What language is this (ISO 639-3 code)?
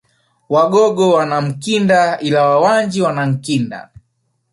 swa